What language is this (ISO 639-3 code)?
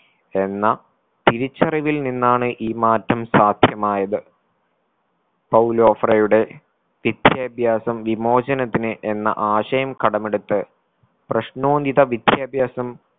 mal